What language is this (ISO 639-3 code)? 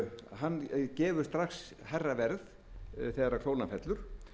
isl